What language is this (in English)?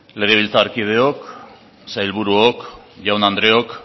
Basque